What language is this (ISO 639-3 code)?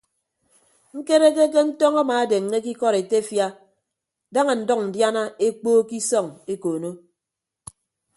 ibb